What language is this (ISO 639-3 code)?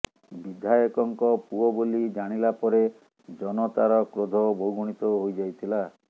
ori